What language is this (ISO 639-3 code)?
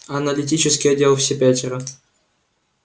rus